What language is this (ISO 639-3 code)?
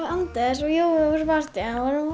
isl